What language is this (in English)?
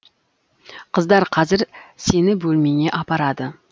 Kazakh